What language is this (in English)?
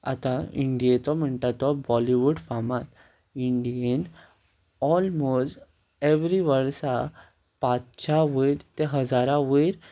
Konkani